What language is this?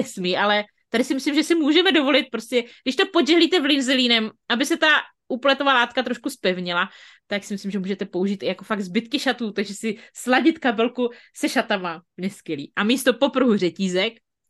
Czech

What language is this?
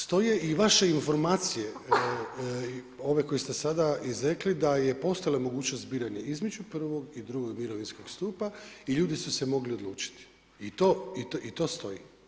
Croatian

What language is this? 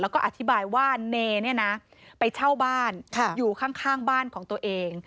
Thai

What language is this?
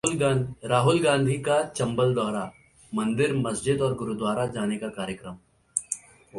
Hindi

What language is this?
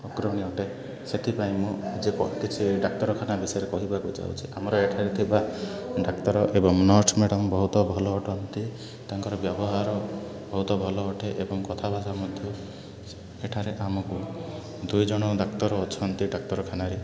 Odia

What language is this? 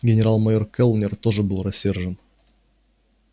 Russian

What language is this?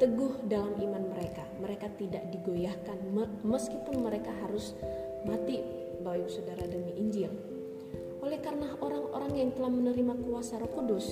Indonesian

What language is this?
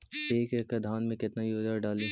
Magahi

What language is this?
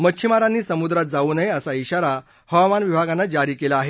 Marathi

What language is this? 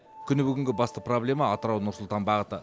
Kazakh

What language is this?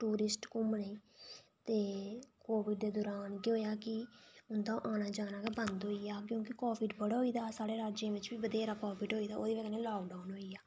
Dogri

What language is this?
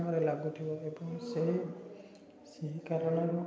Odia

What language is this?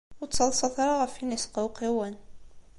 Kabyle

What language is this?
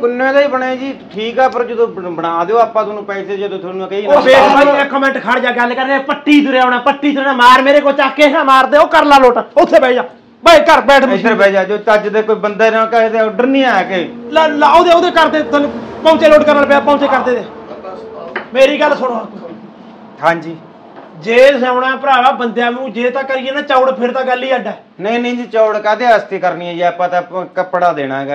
Punjabi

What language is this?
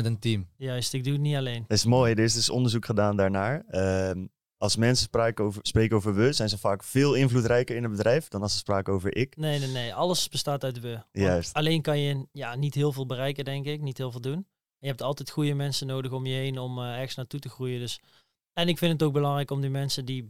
Dutch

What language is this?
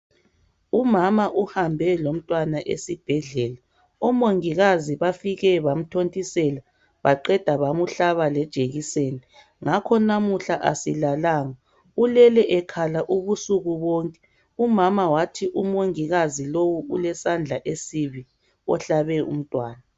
North Ndebele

